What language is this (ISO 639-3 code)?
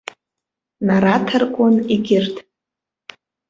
abk